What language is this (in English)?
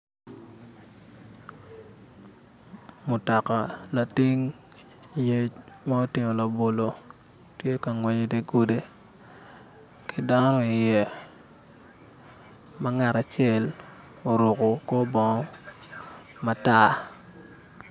Acoli